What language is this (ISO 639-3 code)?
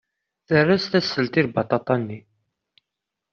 kab